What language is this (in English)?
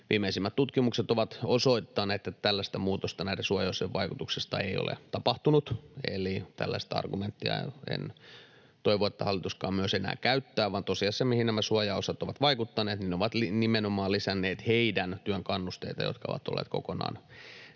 Finnish